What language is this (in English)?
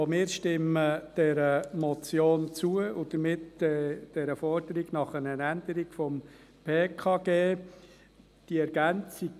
Swiss German